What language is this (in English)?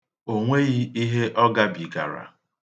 Igbo